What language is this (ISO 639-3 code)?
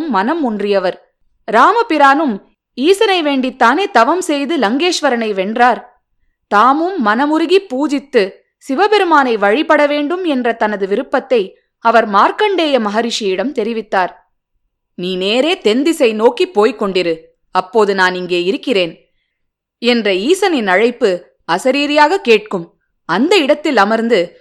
tam